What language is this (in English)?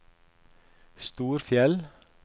Norwegian